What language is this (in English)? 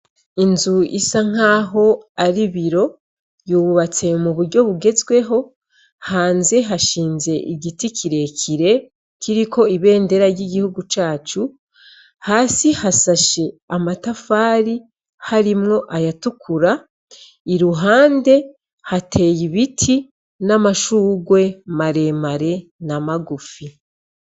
Rundi